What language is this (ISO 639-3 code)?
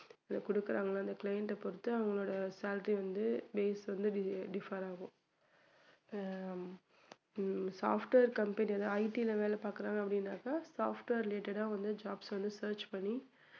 tam